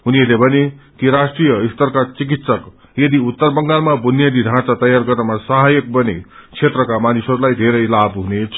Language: Nepali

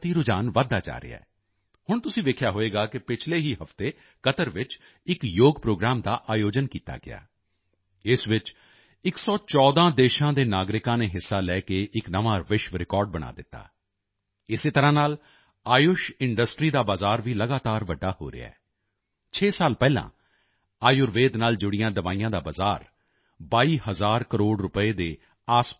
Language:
Punjabi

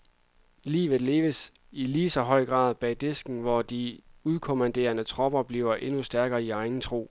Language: Danish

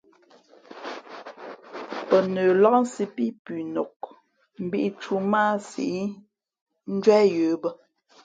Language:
Fe'fe'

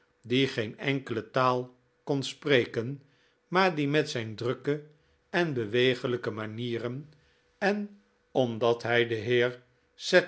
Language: Dutch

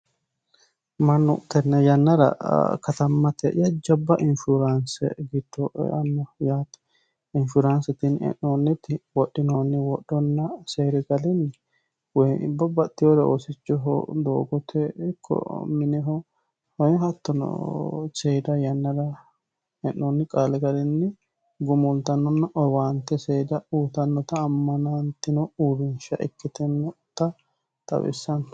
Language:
Sidamo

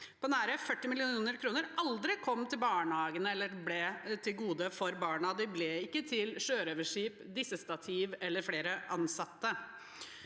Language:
Norwegian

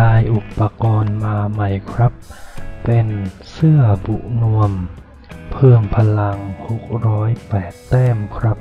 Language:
Thai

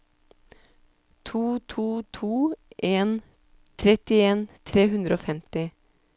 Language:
Norwegian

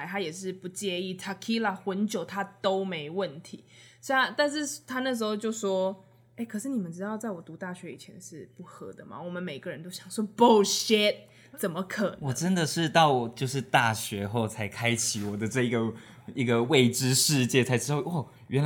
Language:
Chinese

